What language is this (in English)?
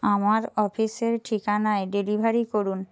Bangla